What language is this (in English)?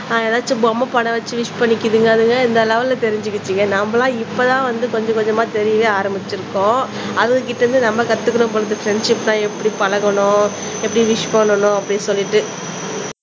Tamil